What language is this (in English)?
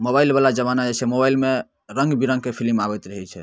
Maithili